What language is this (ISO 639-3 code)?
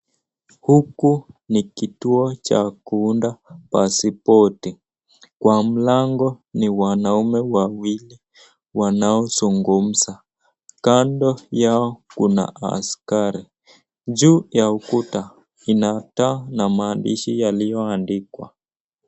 swa